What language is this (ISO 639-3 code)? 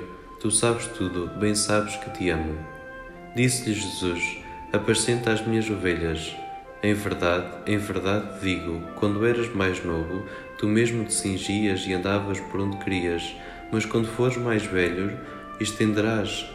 por